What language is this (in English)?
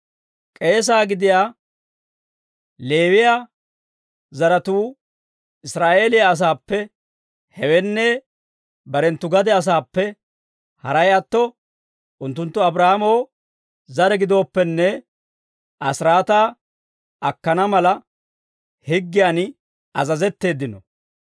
Dawro